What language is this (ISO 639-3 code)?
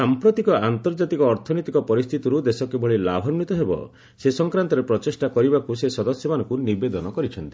ori